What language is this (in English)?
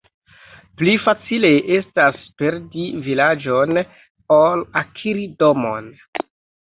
Esperanto